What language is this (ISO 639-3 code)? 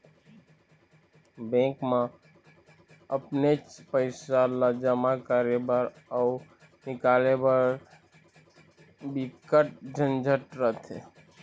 hne